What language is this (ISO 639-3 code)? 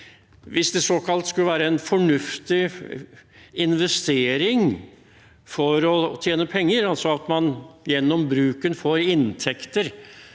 nor